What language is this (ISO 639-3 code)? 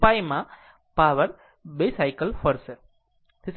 guj